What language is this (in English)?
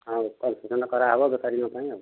Odia